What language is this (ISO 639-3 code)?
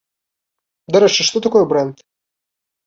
bel